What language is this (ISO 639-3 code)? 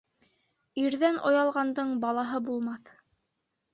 bak